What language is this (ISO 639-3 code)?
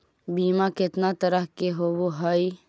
mag